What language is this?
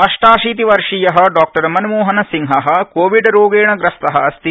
Sanskrit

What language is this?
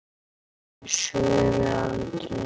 Icelandic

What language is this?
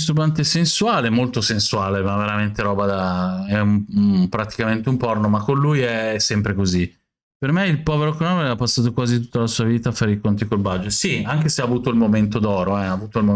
Italian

